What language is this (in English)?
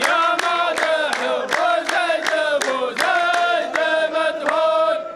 Arabic